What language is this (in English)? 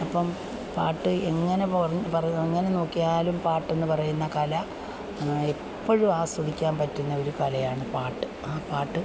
Malayalam